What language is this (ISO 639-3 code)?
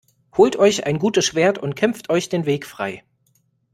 deu